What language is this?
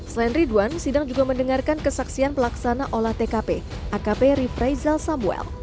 Indonesian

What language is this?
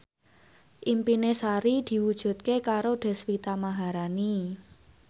Javanese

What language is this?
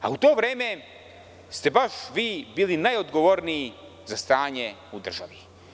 Serbian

